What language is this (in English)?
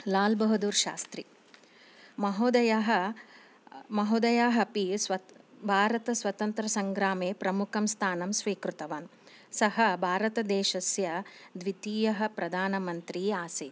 Sanskrit